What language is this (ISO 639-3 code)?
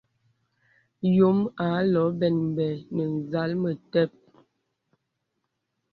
beb